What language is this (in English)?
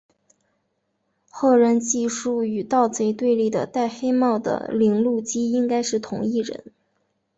Chinese